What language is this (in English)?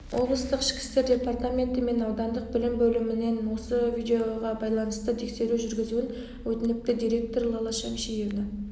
Kazakh